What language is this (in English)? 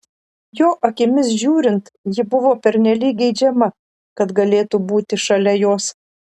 Lithuanian